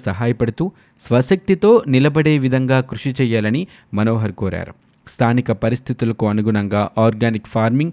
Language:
Telugu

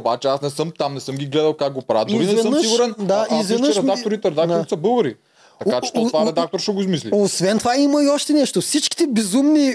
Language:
Bulgarian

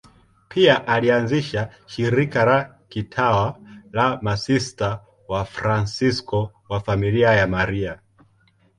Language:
Swahili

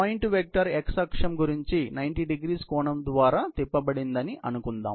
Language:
Telugu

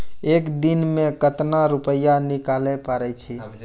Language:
Maithili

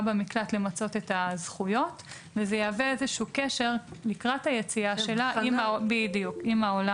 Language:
Hebrew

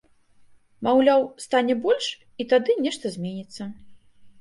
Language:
Belarusian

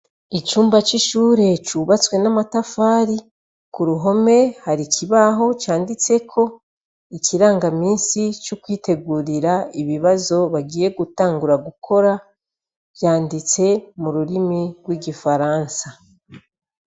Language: Rundi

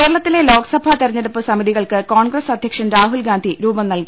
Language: Malayalam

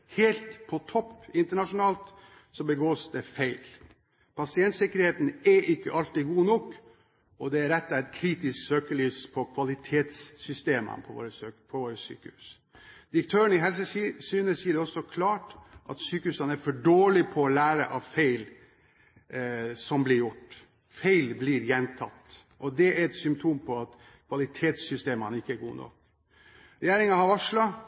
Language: Norwegian Bokmål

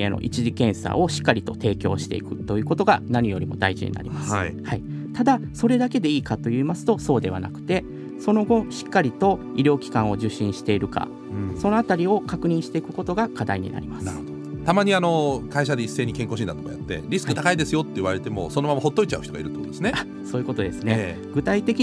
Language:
Japanese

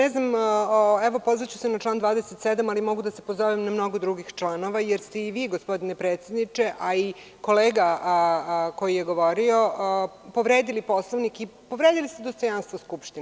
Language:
Serbian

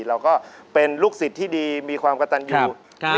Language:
Thai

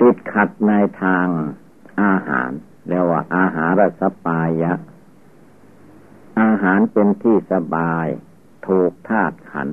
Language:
Thai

